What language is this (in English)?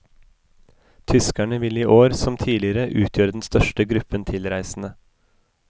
Norwegian